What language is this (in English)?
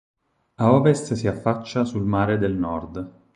Italian